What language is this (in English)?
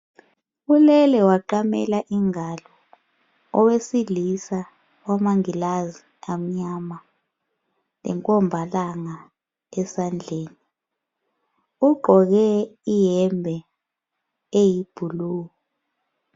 North Ndebele